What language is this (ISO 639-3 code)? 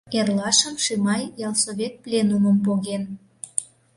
chm